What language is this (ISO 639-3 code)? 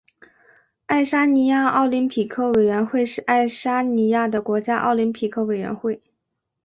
zho